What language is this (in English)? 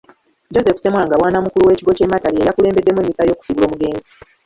Ganda